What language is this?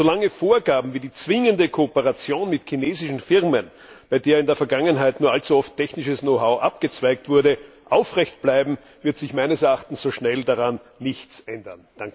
German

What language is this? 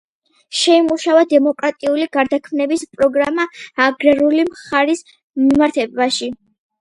Georgian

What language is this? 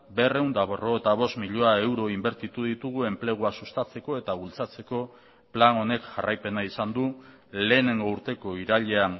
Basque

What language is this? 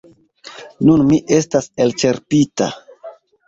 Esperanto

